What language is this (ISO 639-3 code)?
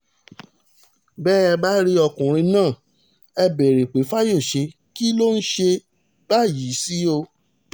yor